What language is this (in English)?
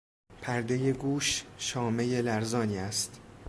Persian